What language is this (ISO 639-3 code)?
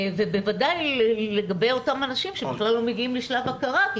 heb